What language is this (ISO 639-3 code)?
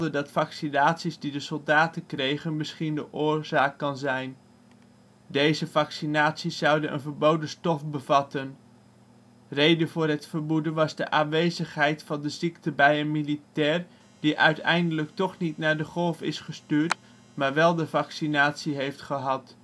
nld